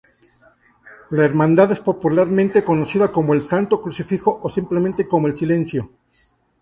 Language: Spanish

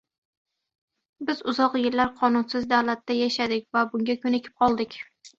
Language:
Uzbek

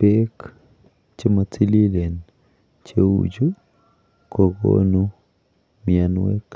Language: Kalenjin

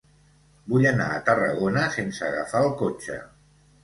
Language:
Catalan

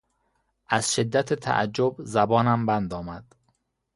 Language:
Persian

